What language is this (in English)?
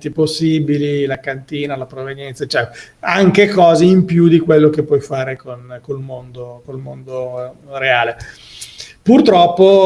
Italian